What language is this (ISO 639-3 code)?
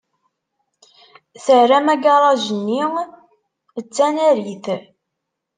kab